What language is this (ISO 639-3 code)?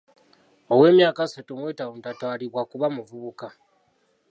lug